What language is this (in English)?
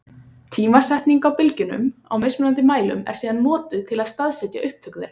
Icelandic